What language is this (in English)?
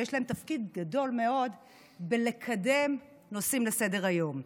Hebrew